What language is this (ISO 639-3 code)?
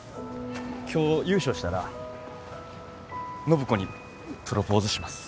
jpn